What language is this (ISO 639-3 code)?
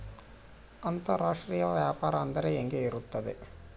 kan